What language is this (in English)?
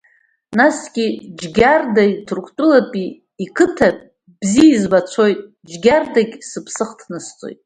Abkhazian